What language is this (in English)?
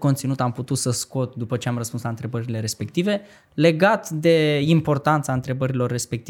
Romanian